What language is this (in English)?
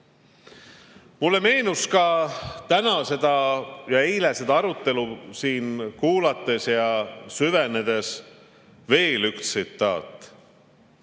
Estonian